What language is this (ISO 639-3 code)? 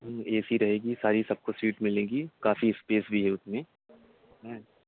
urd